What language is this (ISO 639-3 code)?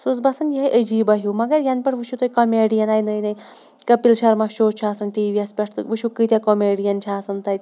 kas